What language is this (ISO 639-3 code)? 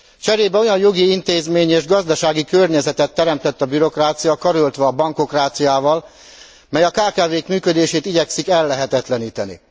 hun